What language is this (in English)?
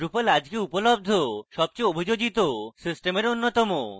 Bangla